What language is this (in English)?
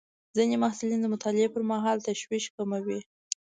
Pashto